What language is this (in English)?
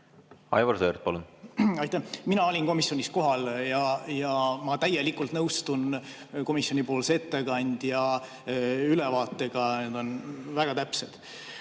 Estonian